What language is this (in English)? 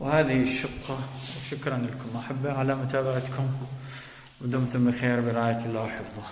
Arabic